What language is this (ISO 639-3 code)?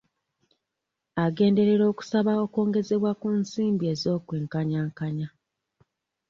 lug